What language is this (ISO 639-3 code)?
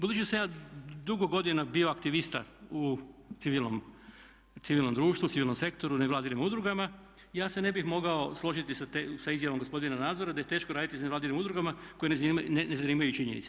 hrv